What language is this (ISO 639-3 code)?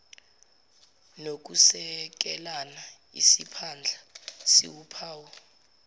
zul